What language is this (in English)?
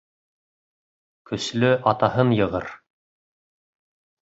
Bashkir